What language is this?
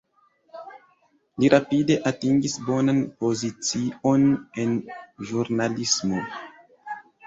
Esperanto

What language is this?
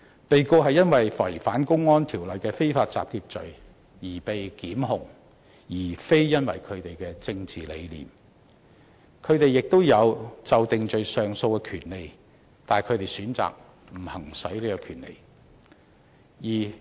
Cantonese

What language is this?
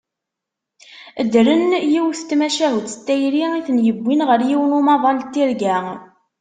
Kabyle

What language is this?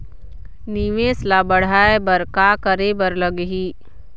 Chhattisgarhi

